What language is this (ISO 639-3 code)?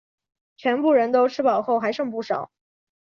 zho